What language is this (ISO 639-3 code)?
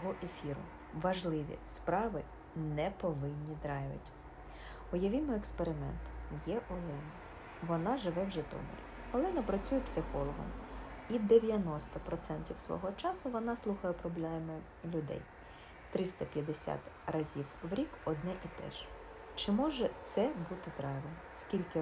ukr